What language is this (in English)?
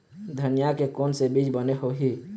Chhattisgarhi